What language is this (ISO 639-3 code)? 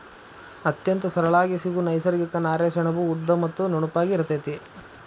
kan